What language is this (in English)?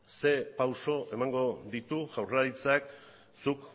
Basque